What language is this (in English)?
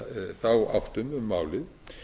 Icelandic